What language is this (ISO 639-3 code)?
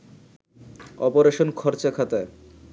ben